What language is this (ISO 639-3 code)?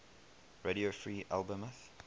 eng